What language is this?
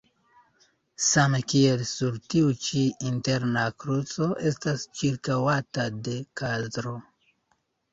Esperanto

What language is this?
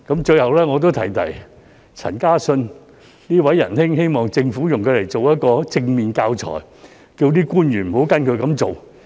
Cantonese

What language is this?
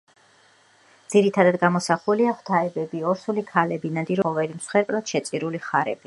Georgian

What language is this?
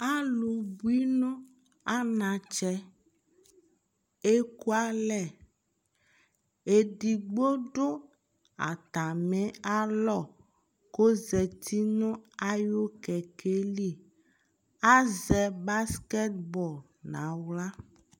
Ikposo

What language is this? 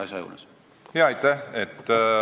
Estonian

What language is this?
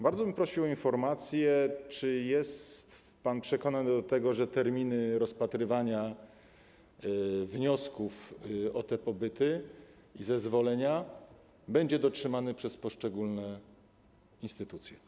Polish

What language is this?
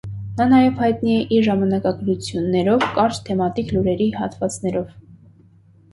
Armenian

